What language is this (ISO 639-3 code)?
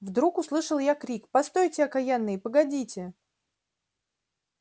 rus